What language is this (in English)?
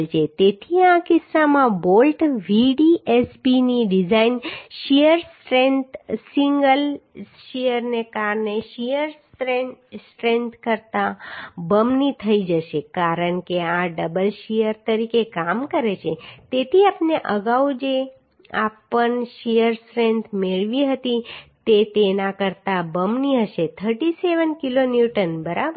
Gujarati